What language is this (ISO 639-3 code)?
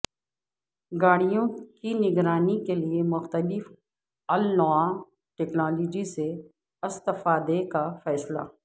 urd